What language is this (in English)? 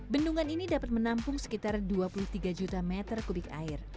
Indonesian